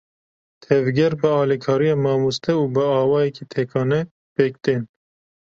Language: Kurdish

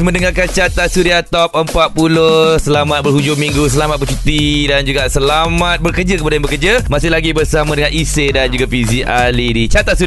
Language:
Malay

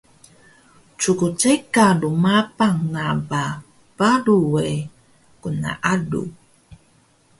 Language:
Taroko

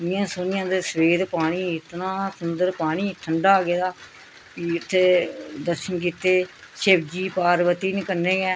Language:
Dogri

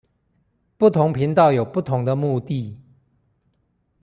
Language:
Chinese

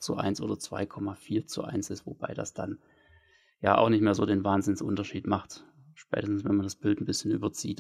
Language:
German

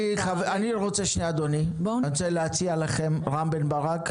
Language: Hebrew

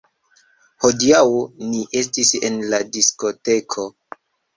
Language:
Esperanto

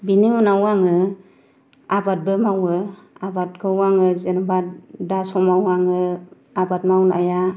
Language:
Bodo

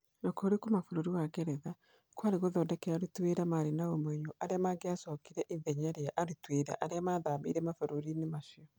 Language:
Kikuyu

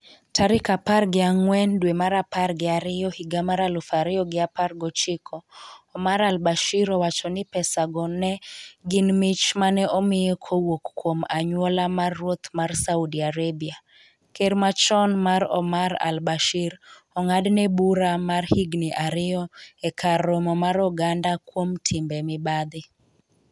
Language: Luo (Kenya and Tanzania)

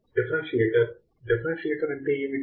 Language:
Telugu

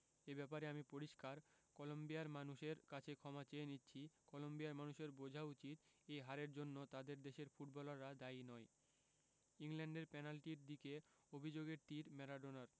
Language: Bangla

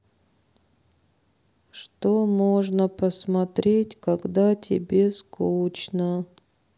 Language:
Russian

